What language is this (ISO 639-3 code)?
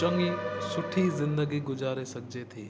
snd